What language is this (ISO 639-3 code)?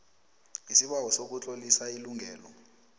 nbl